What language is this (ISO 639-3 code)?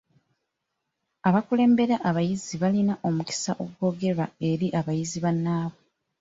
lug